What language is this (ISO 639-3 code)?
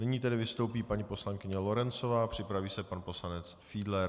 ces